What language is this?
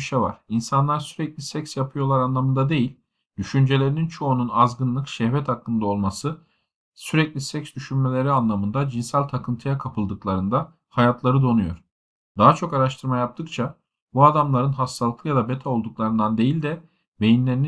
Turkish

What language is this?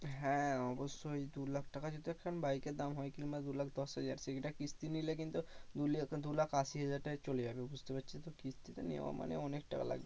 Bangla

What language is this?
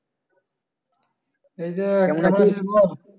Bangla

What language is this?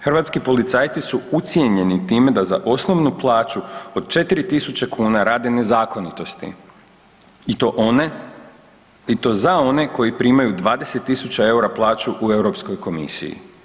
Croatian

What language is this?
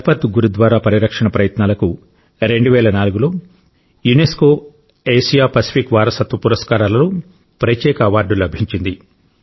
Telugu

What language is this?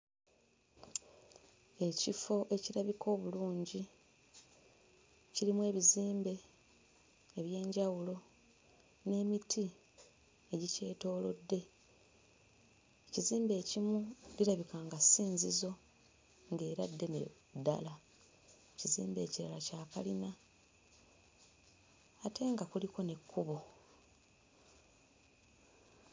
Ganda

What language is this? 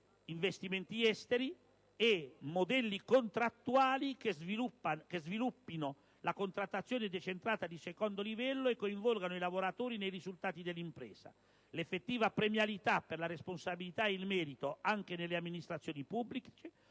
Italian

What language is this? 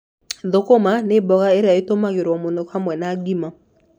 Kikuyu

